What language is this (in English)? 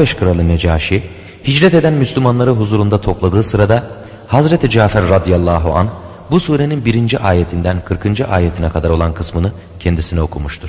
Turkish